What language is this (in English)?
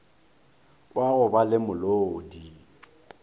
Northern Sotho